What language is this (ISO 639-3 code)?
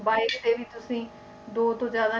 pan